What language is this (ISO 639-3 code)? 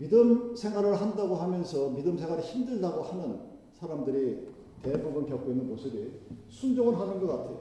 kor